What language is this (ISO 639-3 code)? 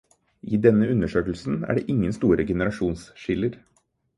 nob